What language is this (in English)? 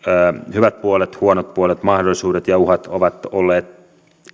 Finnish